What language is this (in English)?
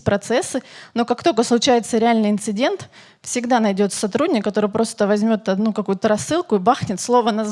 Russian